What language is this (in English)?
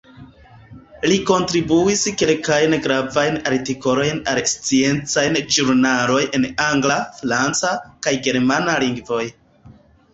Esperanto